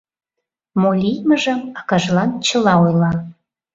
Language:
Mari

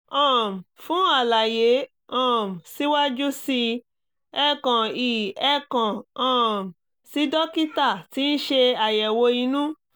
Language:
Yoruba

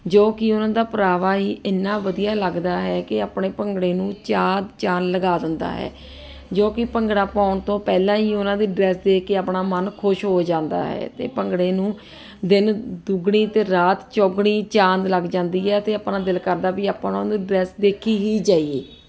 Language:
Punjabi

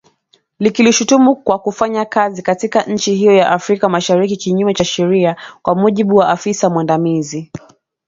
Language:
Swahili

